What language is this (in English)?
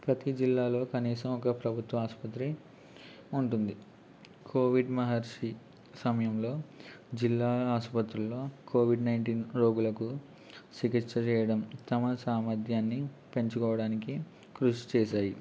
Telugu